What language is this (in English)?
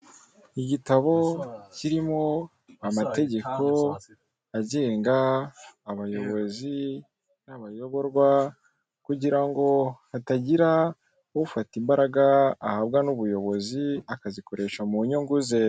Kinyarwanda